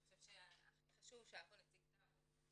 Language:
Hebrew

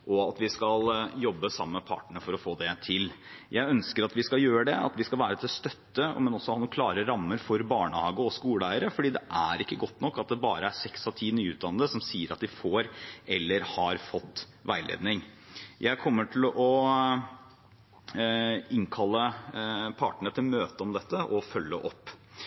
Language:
Norwegian Bokmål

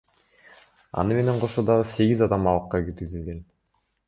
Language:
Kyrgyz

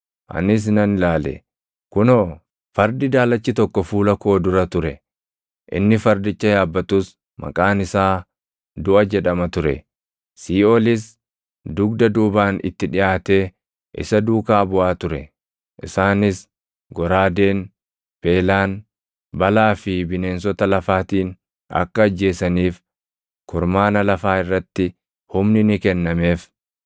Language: Oromo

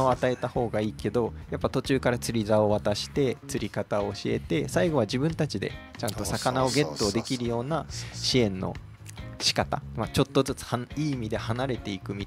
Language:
Japanese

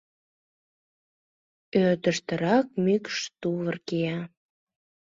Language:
Mari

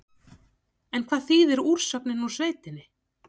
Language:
Icelandic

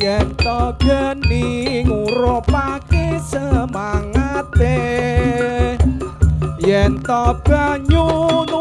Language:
Indonesian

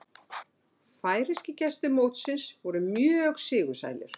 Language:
Icelandic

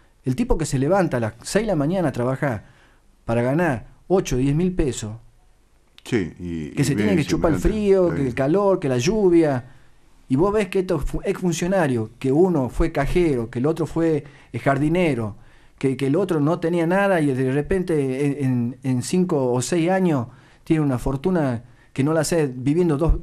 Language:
Spanish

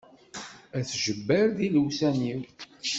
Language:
Kabyle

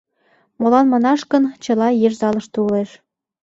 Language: Mari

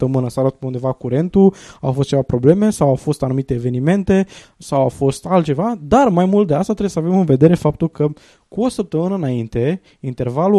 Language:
Romanian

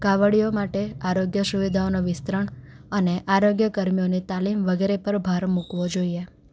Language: Gujarati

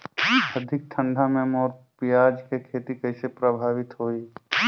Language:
Chhattisgarhi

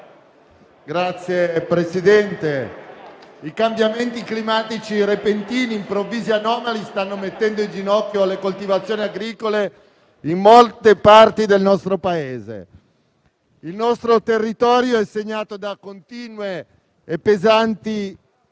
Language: Italian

